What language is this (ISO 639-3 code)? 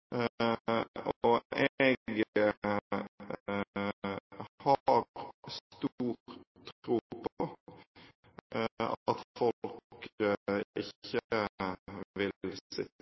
nob